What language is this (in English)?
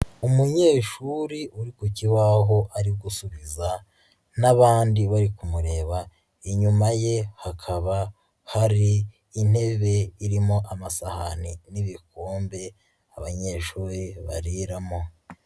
Kinyarwanda